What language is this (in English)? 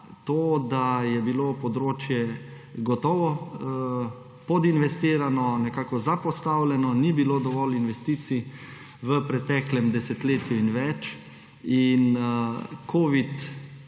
Slovenian